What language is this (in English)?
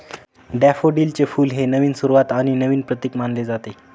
Marathi